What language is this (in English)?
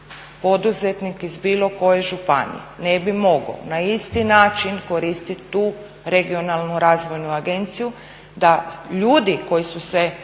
Croatian